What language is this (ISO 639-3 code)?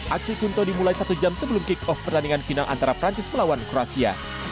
ind